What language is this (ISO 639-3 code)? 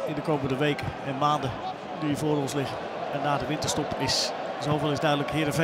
nld